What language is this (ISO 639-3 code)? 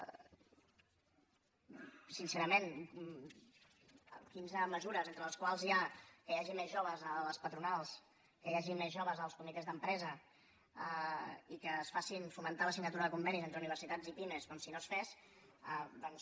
cat